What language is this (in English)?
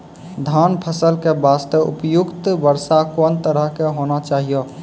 Maithili